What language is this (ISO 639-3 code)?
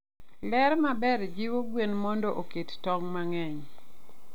luo